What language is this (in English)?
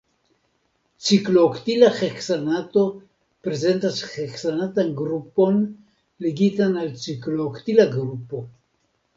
Esperanto